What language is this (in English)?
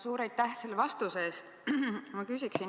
Estonian